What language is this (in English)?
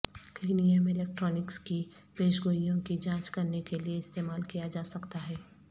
Urdu